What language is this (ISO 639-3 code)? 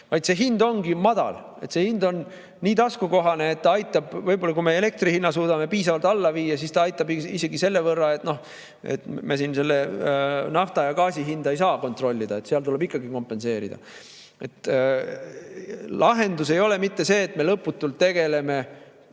est